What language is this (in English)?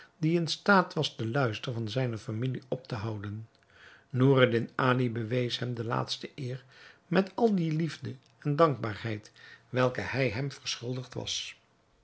Dutch